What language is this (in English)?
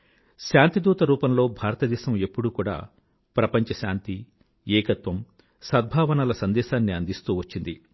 Telugu